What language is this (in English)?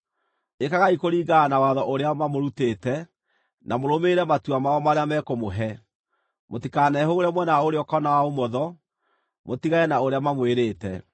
Kikuyu